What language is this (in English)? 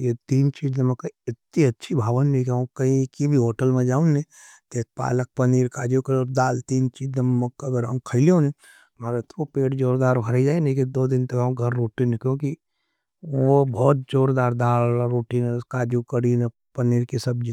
Nimadi